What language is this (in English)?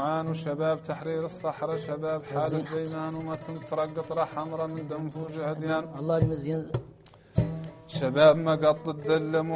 Arabic